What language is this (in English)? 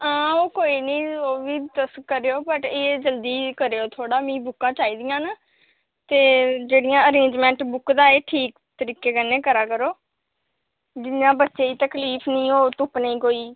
Dogri